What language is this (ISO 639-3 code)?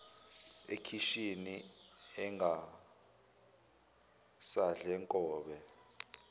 zul